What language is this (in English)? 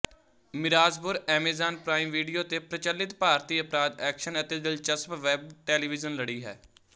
Punjabi